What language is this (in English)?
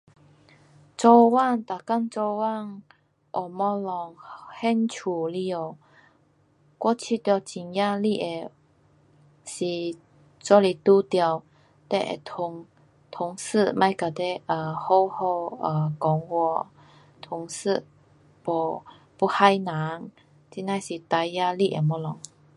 Pu-Xian Chinese